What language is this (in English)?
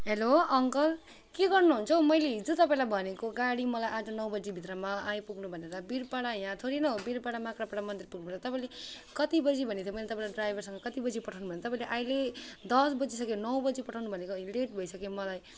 Nepali